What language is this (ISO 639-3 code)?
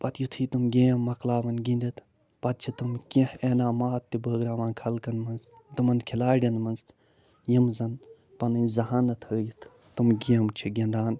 kas